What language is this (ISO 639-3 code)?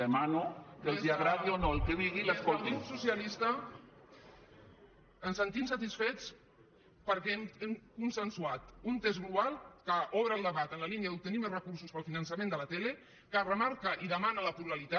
cat